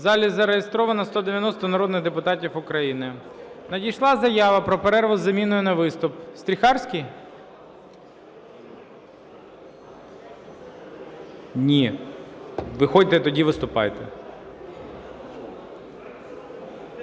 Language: Ukrainian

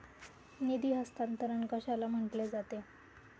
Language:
Marathi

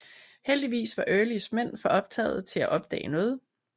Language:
Danish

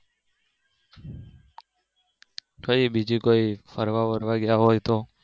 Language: Gujarati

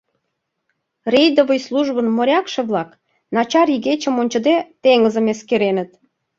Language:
Mari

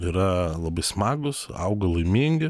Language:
Lithuanian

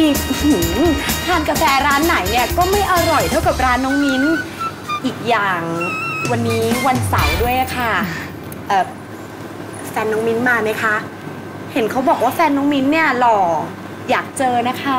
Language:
Thai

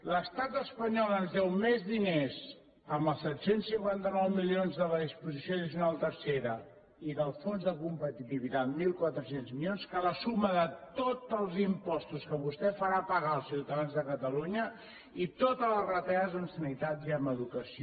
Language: Catalan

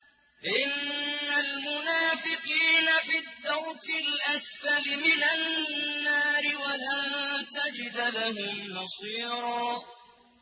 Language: Arabic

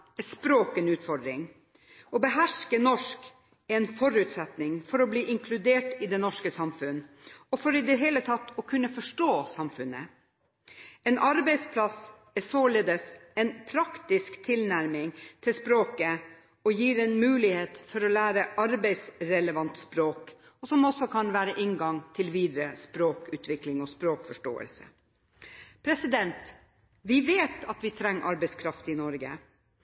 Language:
Norwegian Bokmål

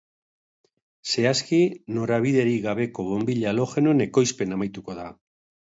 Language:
Basque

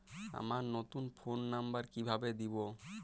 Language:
Bangla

